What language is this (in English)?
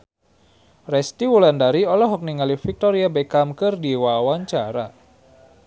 Sundanese